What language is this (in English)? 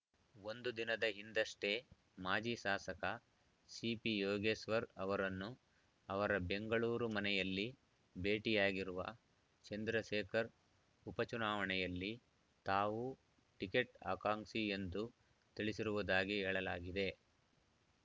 Kannada